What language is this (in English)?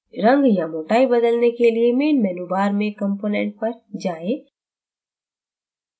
Hindi